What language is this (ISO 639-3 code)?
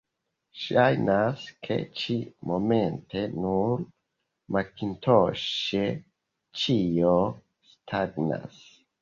epo